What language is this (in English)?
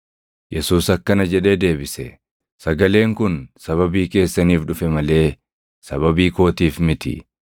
Oromo